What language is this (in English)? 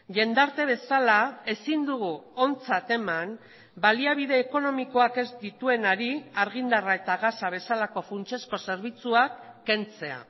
Basque